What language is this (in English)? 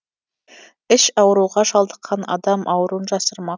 Kazakh